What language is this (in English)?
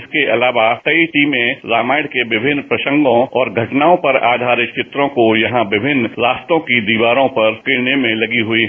Hindi